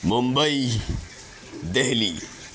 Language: Urdu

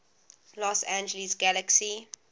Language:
English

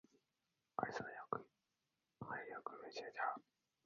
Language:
Japanese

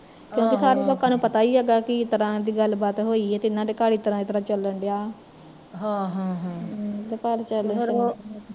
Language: Punjabi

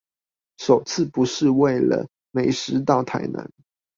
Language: Chinese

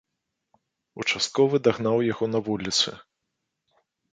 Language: Belarusian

